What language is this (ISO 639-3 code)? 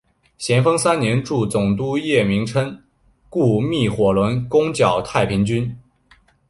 zho